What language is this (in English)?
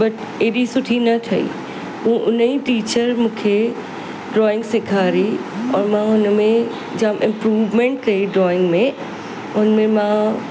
Sindhi